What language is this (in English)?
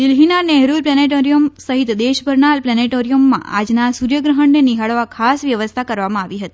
Gujarati